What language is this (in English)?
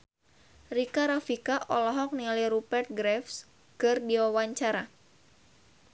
Sundanese